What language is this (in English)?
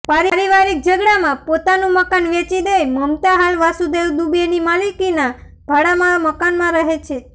Gujarati